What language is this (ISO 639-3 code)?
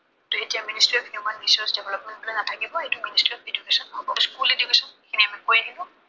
asm